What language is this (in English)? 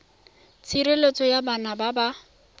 Tswana